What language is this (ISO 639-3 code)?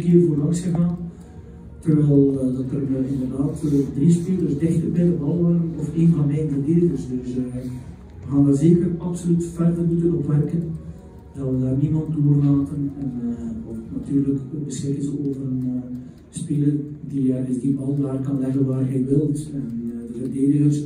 nld